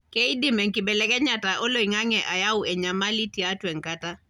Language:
Masai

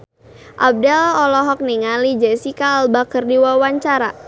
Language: Sundanese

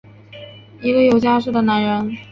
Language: Chinese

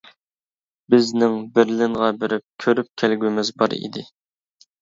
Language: Uyghur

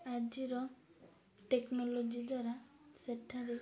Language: Odia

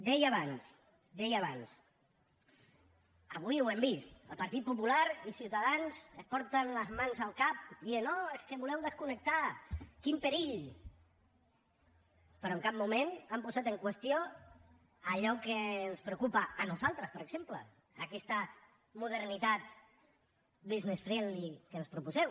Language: Catalan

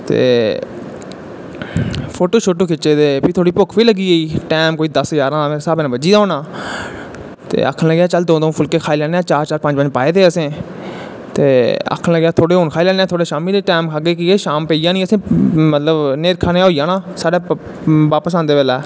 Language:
Dogri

